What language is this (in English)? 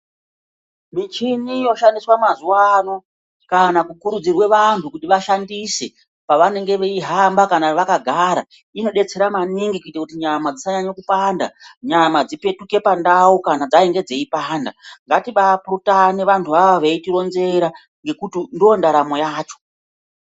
Ndau